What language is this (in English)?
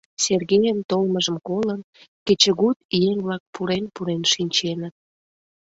Mari